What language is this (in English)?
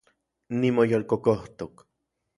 Central Puebla Nahuatl